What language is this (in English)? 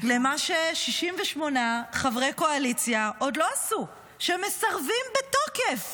Hebrew